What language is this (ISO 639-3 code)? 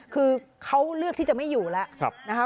tha